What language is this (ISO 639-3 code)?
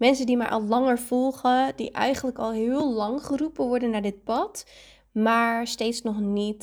nld